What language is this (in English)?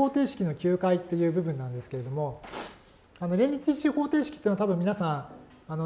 Japanese